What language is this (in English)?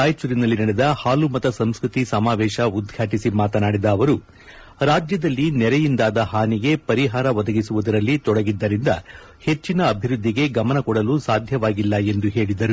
Kannada